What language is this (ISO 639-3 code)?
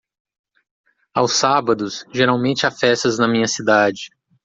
por